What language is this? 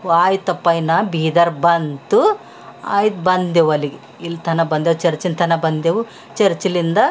Kannada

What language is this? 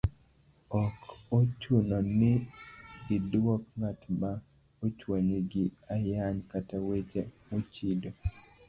Luo (Kenya and Tanzania)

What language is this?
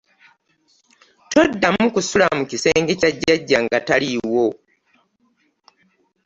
Ganda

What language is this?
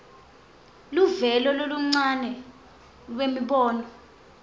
Swati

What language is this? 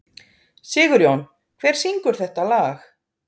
Icelandic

